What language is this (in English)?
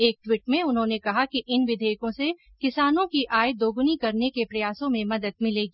Hindi